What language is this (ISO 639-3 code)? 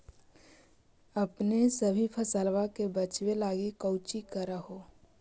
mag